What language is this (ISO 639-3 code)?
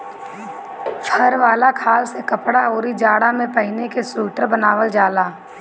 bho